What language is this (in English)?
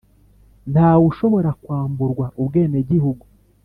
Kinyarwanda